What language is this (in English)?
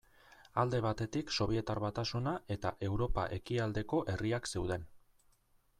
Basque